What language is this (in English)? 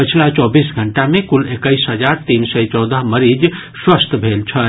Maithili